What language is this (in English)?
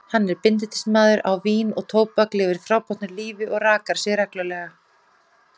Icelandic